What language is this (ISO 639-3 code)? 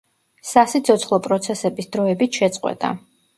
kat